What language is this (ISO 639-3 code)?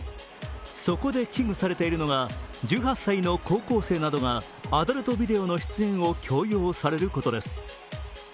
jpn